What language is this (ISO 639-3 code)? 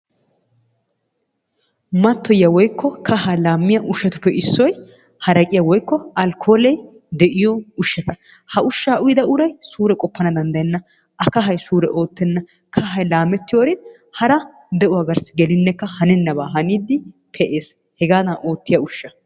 wal